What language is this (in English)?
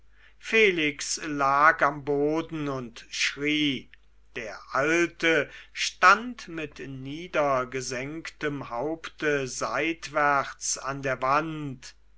German